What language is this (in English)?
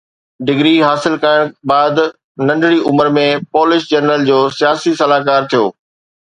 Sindhi